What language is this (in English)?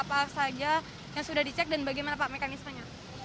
Indonesian